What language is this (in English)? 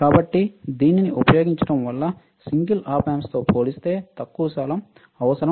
Telugu